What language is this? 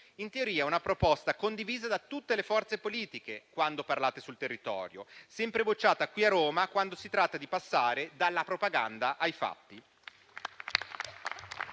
Italian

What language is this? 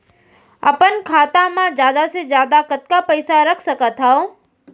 Chhattisgarhi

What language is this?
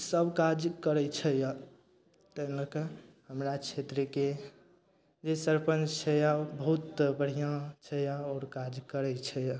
Maithili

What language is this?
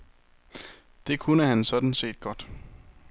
Danish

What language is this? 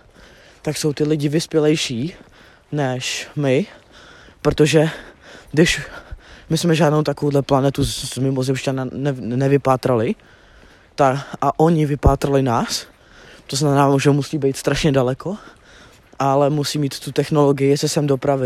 Czech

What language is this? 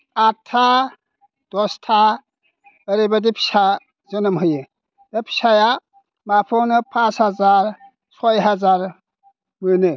Bodo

